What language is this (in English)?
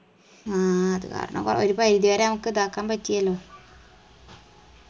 Malayalam